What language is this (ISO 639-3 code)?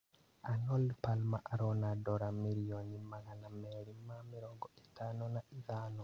kik